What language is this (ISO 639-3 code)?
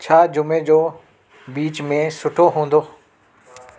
snd